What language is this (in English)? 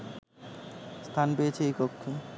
Bangla